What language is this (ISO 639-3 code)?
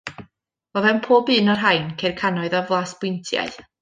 cym